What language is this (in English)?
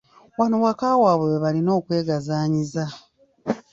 Ganda